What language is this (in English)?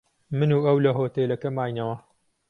Central Kurdish